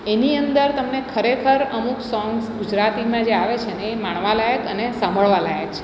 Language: Gujarati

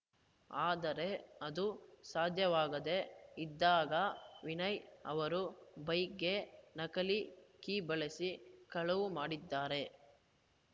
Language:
Kannada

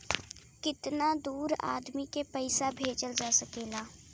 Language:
Bhojpuri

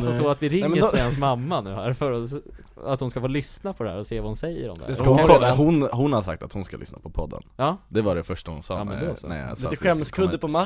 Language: Swedish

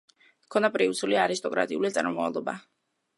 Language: Georgian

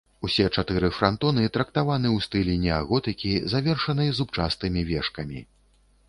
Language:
Belarusian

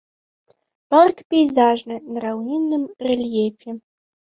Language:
Belarusian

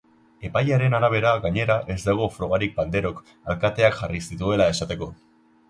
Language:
Basque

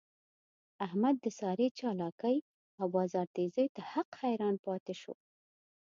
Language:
Pashto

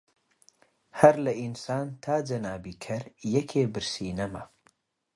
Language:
Central Kurdish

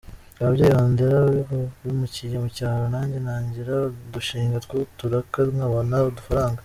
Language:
Kinyarwanda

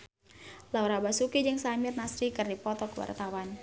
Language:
Sundanese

